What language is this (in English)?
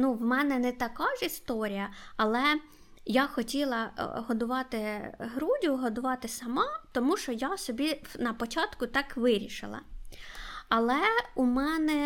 Ukrainian